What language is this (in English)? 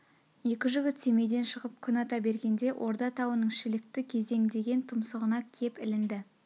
Kazakh